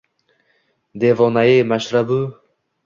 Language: Uzbek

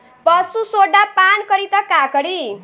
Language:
Bhojpuri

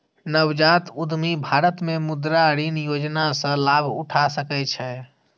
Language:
Maithili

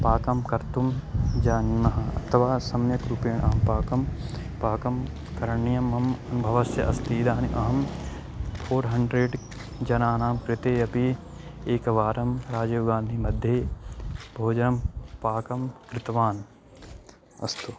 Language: Sanskrit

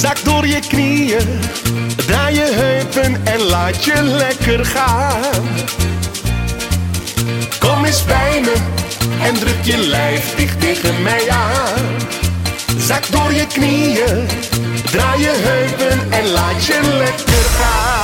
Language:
Dutch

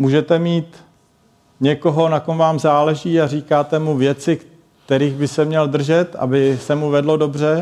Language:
Czech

